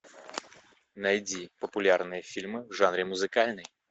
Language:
Russian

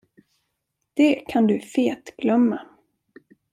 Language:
Swedish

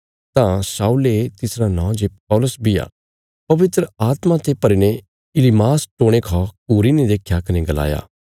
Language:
Bilaspuri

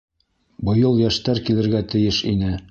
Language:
Bashkir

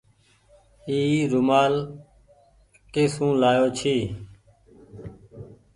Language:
Goaria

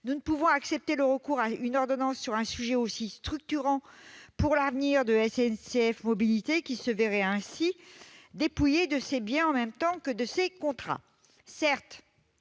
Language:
French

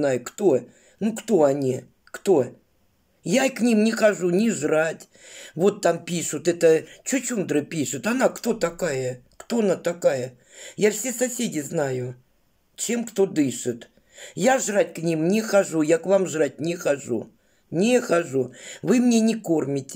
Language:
Russian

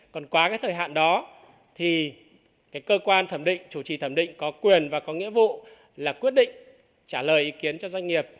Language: Vietnamese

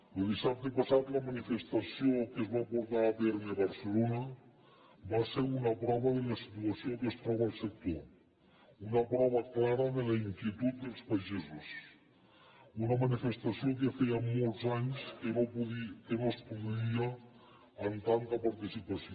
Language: Catalan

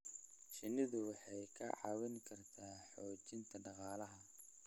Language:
Somali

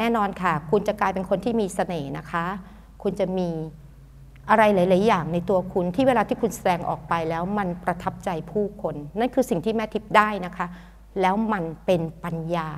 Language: Thai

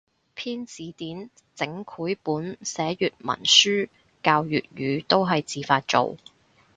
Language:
Cantonese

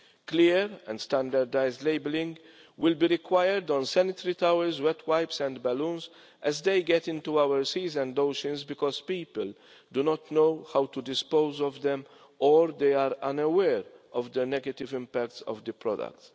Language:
English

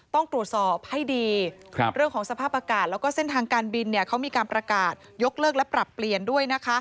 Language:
Thai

